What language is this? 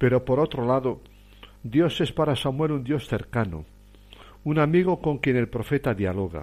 Spanish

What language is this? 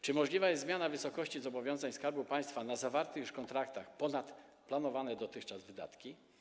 Polish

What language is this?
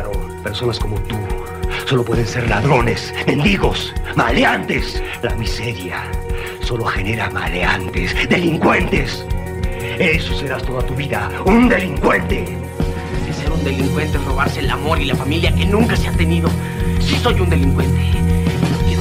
Spanish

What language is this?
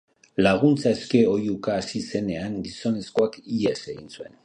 Basque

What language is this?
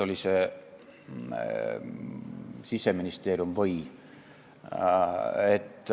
Estonian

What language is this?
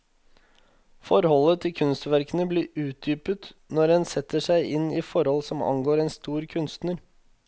Norwegian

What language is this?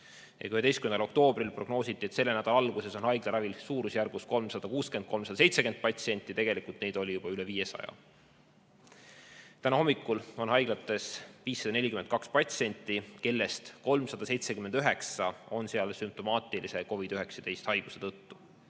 Estonian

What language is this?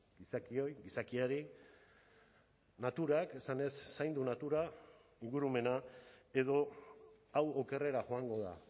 Basque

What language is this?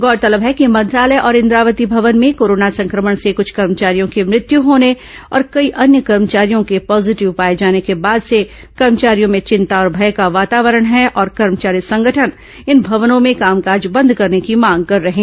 Hindi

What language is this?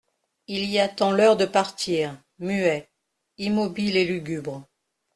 French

